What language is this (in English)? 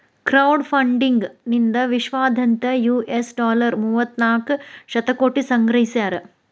Kannada